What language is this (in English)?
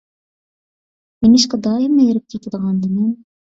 Uyghur